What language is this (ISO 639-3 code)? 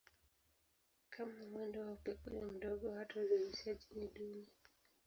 swa